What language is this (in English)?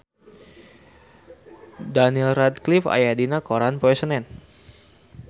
Sundanese